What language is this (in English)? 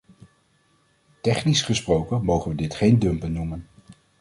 Dutch